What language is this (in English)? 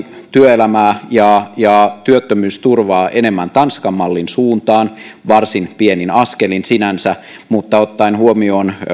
Finnish